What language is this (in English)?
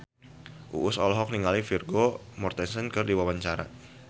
Sundanese